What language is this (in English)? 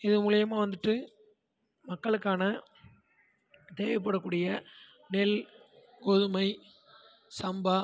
Tamil